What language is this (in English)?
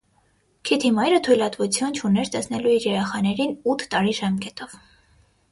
Armenian